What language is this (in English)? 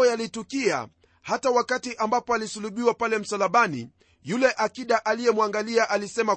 Swahili